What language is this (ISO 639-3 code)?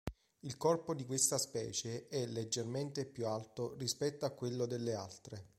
ita